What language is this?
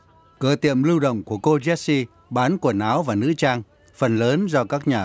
Vietnamese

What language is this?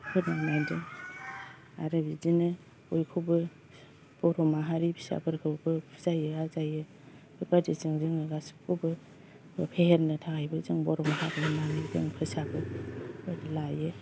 Bodo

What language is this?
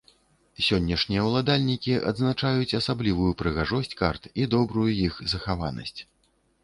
Belarusian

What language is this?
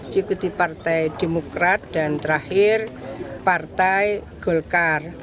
Indonesian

